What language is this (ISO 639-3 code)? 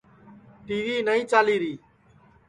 ssi